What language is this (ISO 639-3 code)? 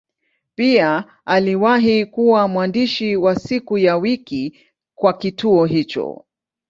swa